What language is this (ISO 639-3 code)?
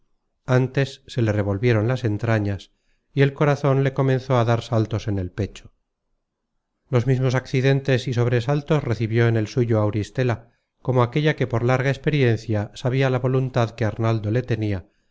spa